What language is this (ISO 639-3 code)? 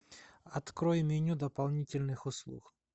rus